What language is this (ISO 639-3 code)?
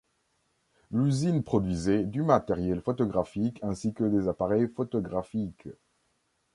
fra